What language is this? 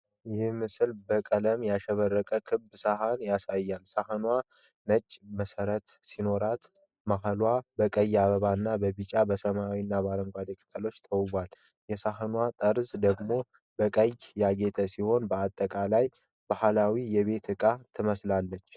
Amharic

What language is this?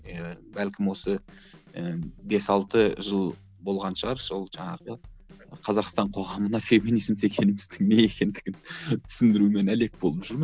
Kazakh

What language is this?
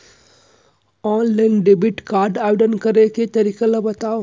Chhattisgarhi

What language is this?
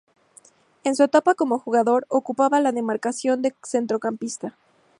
Spanish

